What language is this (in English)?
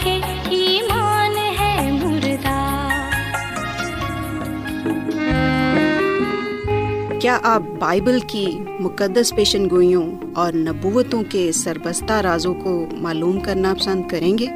Urdu